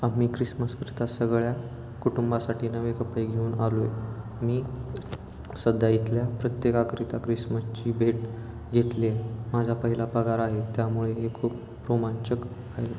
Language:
Marathi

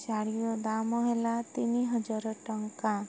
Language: Odia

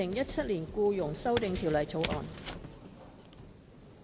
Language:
Cantonese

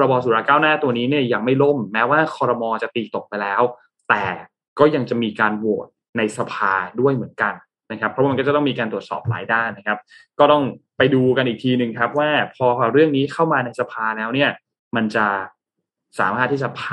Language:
Thai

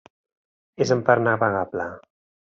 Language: Catalan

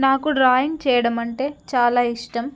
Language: Telugu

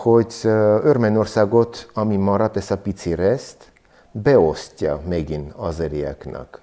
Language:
Hungarian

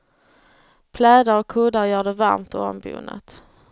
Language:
Swedish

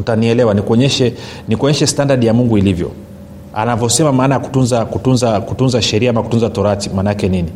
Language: Swahili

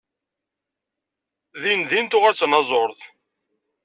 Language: Kabyle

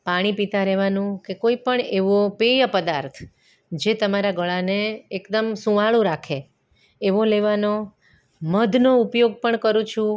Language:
Gujarati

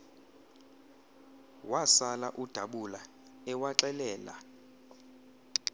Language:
Xhosa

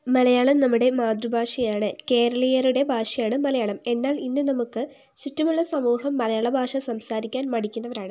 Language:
Malayalam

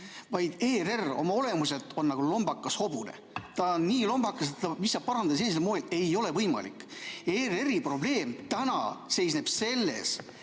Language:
Estonian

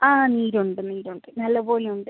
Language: Malayalam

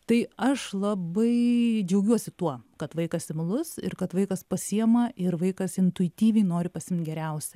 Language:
Lithuanian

